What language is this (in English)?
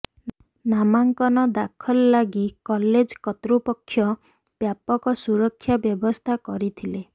Odia